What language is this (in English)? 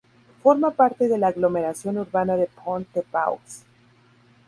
Spanish